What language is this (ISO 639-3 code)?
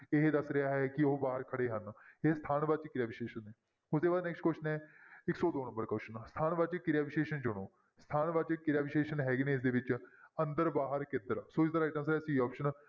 pan